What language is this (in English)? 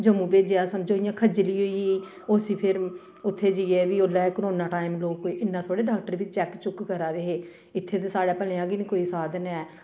Dogri